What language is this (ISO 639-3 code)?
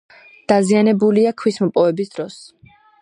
kat